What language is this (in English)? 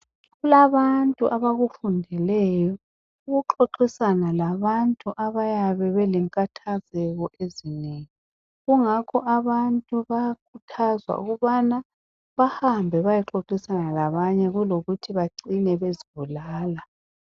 North Ndebele